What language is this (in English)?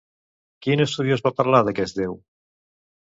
Catalan